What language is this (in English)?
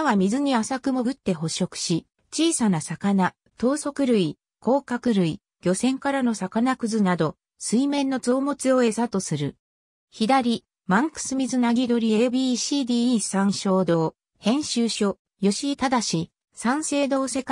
Japanese